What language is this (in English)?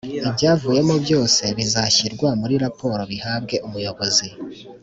Kinyarwanda